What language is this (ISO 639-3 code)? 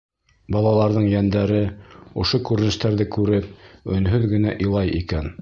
bak